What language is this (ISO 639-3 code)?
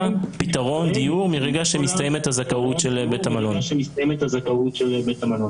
heb